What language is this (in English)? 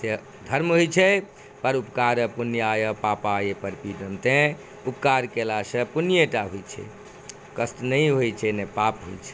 Maithili